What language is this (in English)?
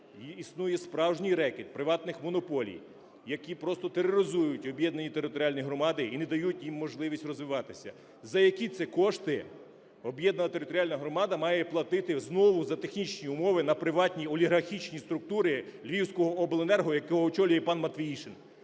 Ukrainian